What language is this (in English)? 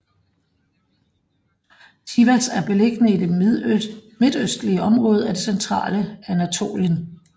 Danish